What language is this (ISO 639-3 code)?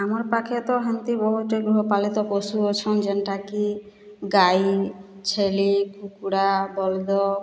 ori